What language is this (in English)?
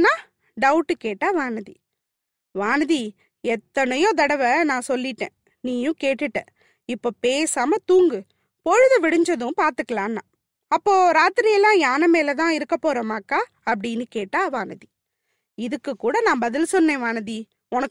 Tamil